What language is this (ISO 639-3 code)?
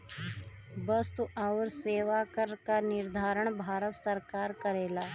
bho